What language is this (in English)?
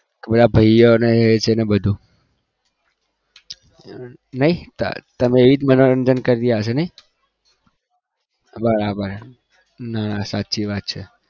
Gujarati